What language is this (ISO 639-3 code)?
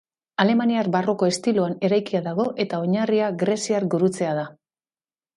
eus